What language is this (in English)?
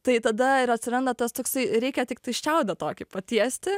Lithuanian